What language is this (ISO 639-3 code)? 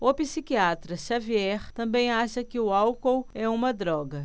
por